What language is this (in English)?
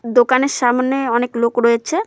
Bangla